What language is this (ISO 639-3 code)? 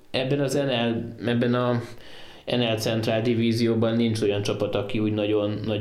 hun